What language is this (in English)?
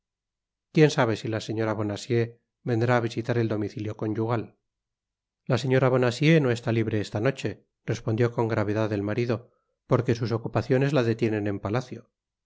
Spanish